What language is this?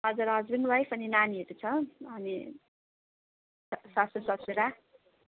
Nepali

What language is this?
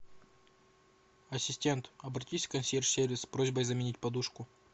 Russian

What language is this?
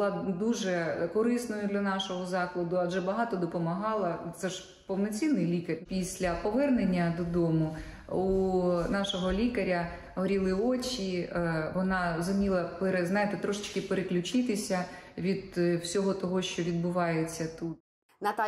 Ukrainian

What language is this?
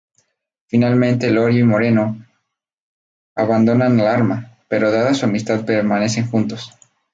Spanish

